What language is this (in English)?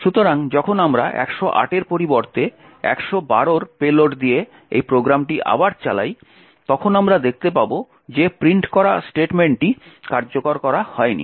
Bangla